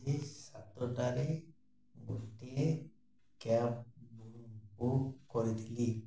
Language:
Odia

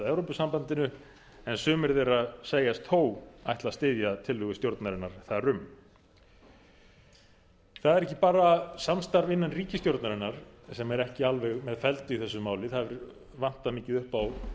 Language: Icelandic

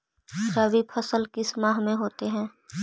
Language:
Magahi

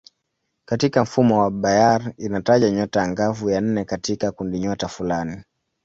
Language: Swahili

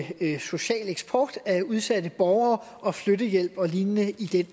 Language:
Danish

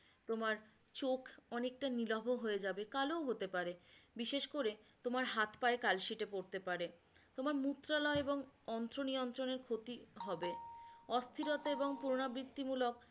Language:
Bangla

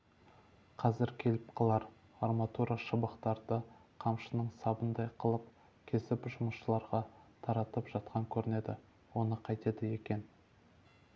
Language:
Kazakh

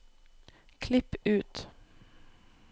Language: Norwegian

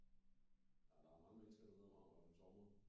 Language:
Danish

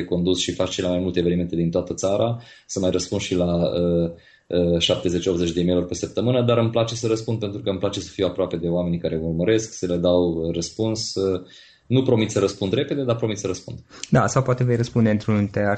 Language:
Romanian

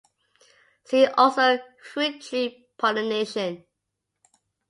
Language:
English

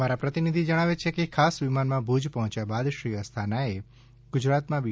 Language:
Gujarati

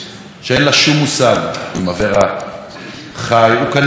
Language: Hebrew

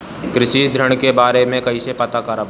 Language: Bhojpuri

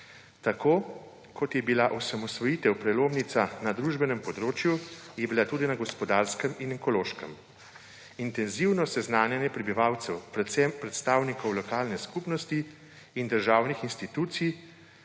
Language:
Slovenian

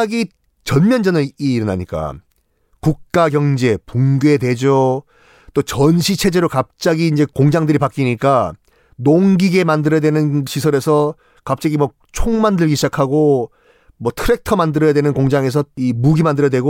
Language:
Korean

